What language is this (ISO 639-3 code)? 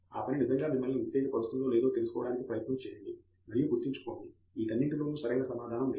tel